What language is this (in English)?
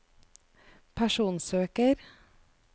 Norwegian